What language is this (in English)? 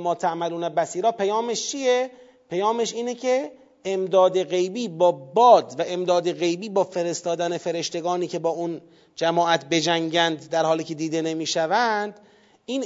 Persian